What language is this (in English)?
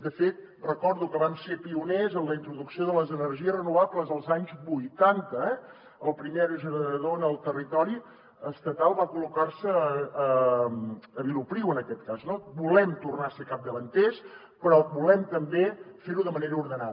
Catalan